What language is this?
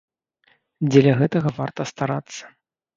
Belarusian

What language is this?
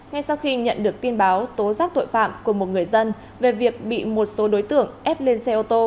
Vietnamese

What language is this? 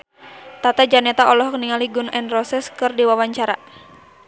Sundanese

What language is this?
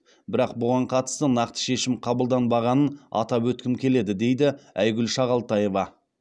Kazakh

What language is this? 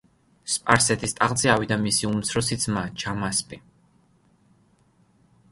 Georgian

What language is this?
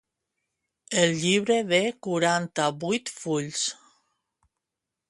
Catalan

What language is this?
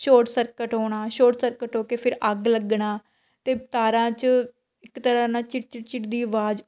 Punjabi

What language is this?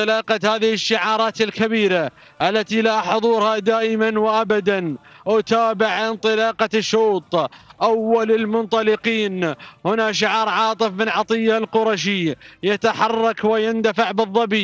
Arabic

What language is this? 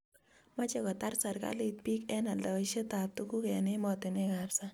Kalenjin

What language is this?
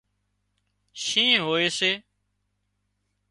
Wadiyara Koli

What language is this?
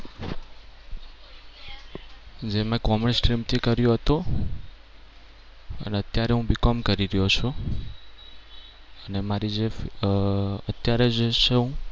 Gujarati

